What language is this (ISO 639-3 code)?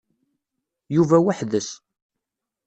kab